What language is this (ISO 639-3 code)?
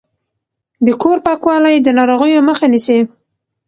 pus